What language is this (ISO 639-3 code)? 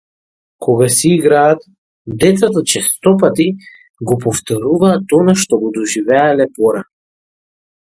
mkd